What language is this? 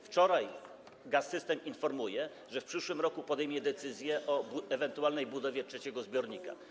Polish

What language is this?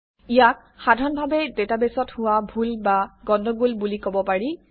Assamese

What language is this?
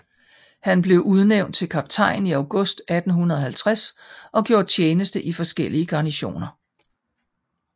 Danish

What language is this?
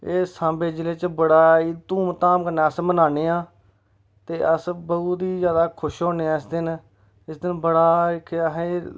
Dogri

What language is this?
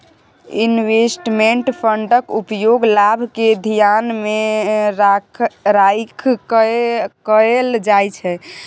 Maithili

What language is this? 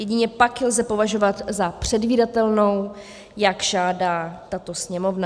Czech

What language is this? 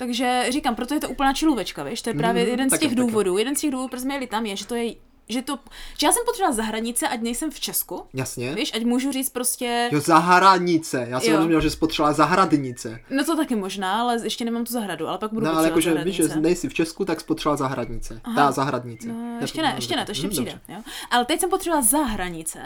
Czech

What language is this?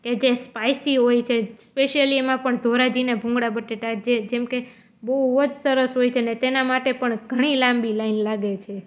Gujarati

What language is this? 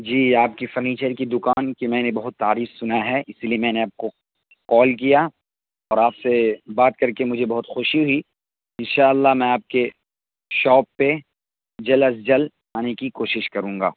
Urdu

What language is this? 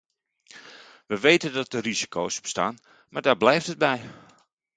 Dutch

